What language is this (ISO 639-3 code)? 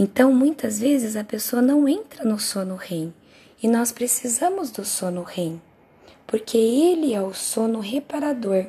por